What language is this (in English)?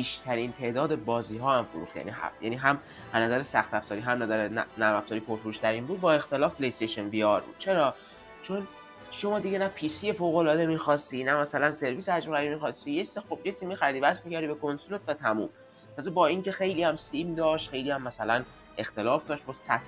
Persian